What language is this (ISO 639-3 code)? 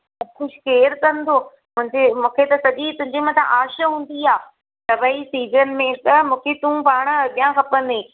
snd